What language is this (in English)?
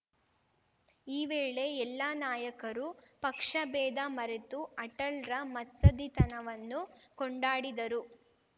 Kannada